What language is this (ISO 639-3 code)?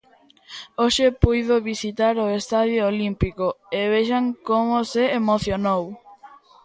glg